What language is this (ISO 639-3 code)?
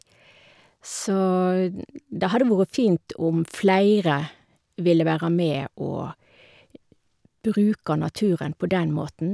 nor